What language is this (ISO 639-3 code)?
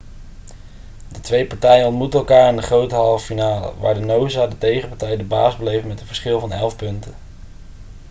nld